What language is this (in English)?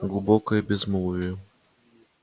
Russian